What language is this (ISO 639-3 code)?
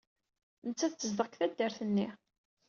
kab